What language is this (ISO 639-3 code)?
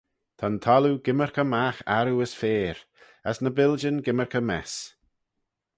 glv